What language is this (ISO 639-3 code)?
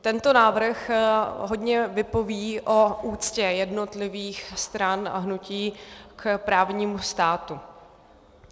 ces